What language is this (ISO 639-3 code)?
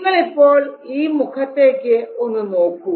mal